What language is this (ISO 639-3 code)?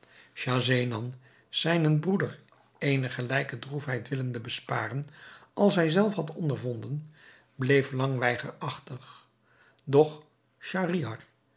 nld